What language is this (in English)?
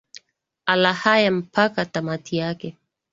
Swahili